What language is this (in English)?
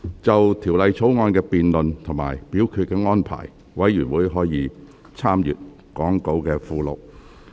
Cantonese